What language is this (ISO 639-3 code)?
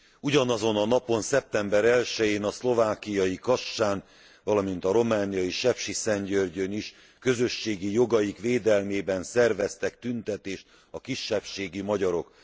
hun